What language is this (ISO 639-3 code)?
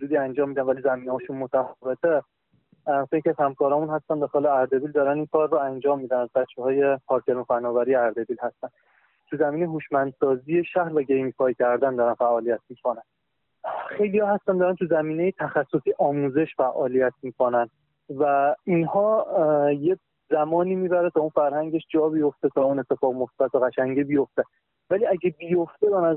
fas